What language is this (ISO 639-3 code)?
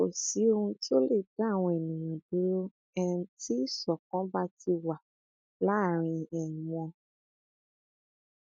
yor